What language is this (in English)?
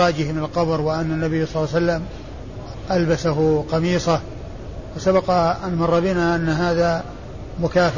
Arabic